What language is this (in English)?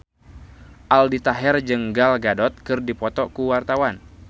Sundanese